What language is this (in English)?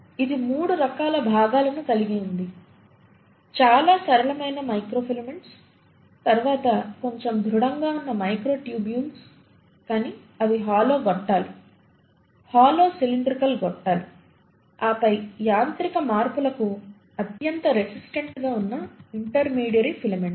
Telugu